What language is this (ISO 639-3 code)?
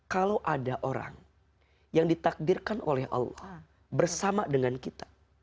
ind